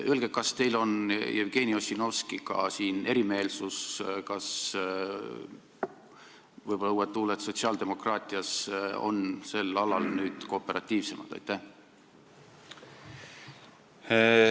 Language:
Estonian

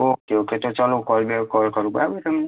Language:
Gujarati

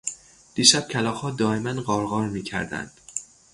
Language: Persian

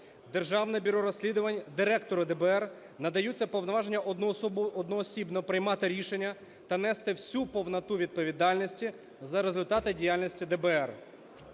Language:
Ukrainian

